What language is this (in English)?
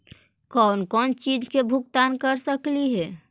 Magahi